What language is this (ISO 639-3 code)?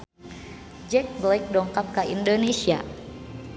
sun